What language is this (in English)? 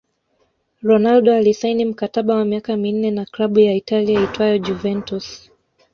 Swahili